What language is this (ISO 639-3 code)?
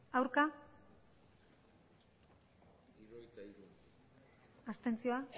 eus